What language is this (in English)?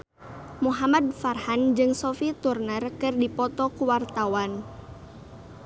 Sundanese